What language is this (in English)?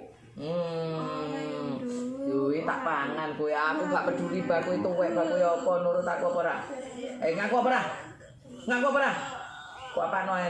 Indonesian